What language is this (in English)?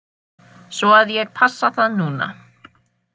Icelandic